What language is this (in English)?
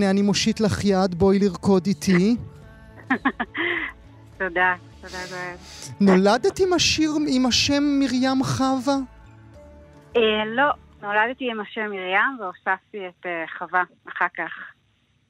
Hebrew